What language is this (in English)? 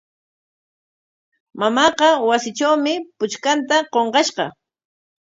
Corongo Ancash Quechua